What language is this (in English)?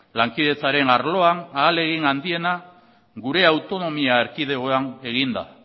Basque